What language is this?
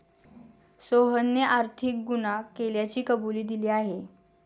Marathi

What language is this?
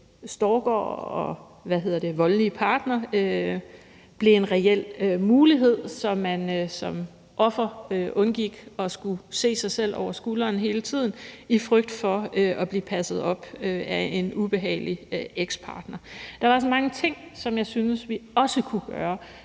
Danish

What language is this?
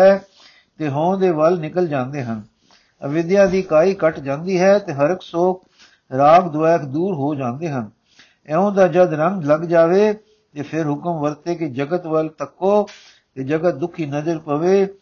Punjabi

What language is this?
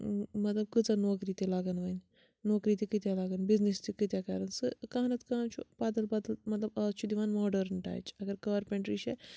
Kashmiri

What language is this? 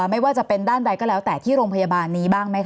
Thai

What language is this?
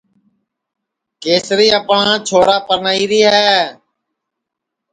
Sansi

